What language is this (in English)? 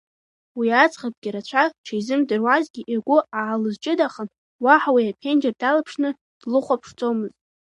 Abkhazian